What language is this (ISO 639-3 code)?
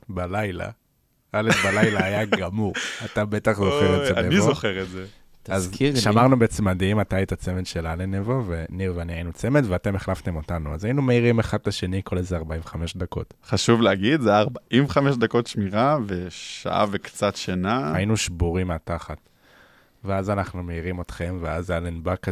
heb